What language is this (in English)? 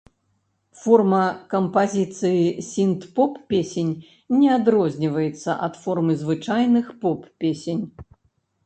Belarusian